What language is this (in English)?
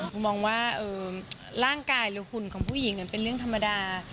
Thai